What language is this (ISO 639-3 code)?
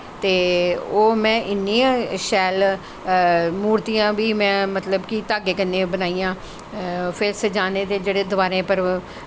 doi